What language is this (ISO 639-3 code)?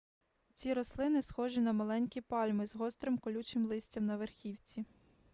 ukr